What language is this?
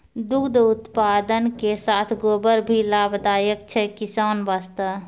Maithili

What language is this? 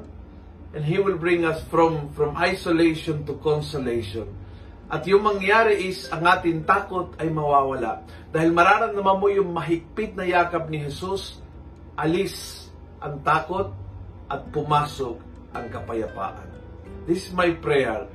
Filipino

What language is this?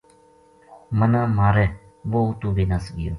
Gujari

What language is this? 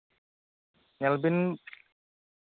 Santali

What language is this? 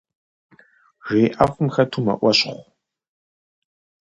Kabardian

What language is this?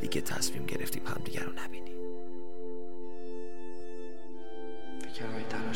Persian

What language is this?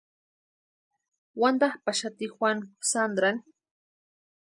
Western Highland Purepecha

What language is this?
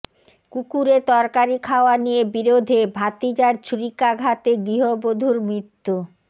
Bangla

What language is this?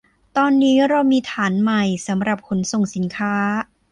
Thai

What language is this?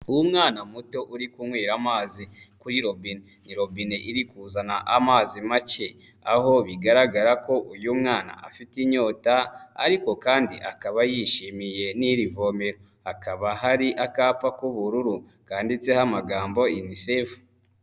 Kinyarwanda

